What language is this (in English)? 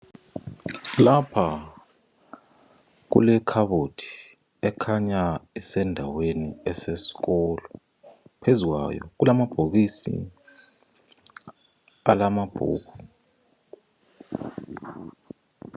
North Ndebele